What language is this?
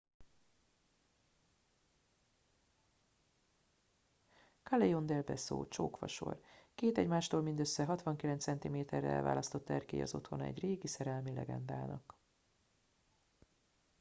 Hungarian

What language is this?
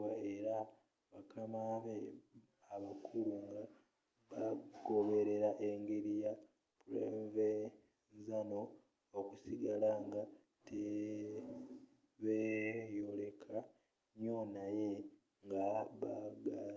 Ganda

